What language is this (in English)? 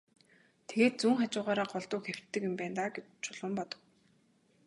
Mongolian